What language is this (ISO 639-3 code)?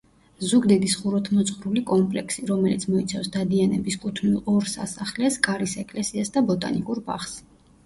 kat